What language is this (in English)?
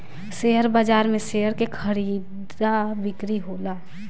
Bhojpuri